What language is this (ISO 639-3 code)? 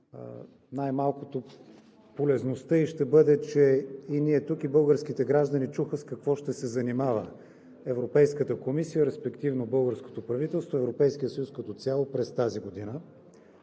bul